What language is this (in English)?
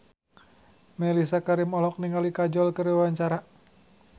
Sundanese